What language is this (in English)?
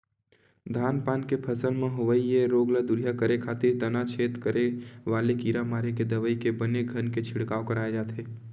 Chhattisgarhi